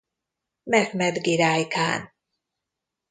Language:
Hungarian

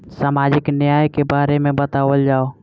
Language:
Bhojpuri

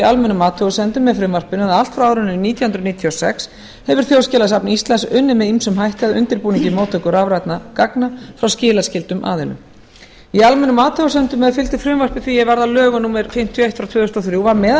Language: Icelandic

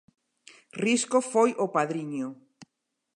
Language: Galician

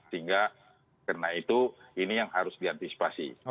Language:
Indonesian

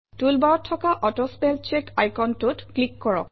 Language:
Assamese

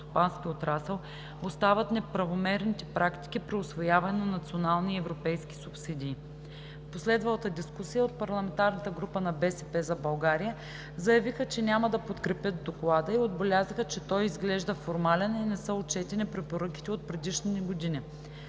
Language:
Bulgarian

